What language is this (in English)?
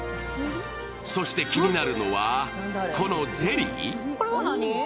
Japanese